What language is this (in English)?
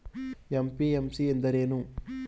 Kannada